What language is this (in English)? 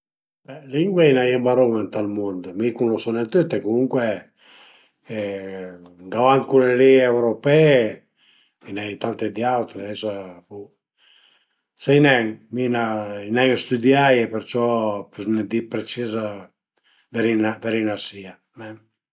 Piedmontese